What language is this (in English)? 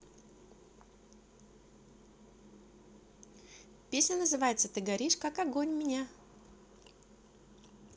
Russian